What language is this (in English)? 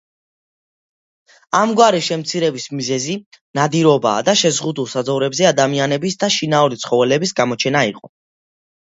Georgian